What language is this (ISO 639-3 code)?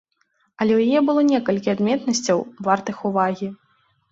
bel